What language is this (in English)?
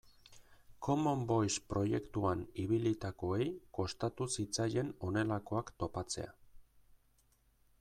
Basque